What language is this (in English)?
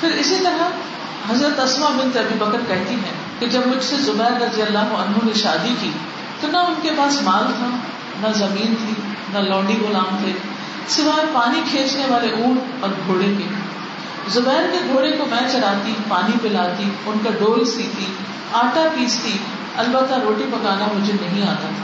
Urdu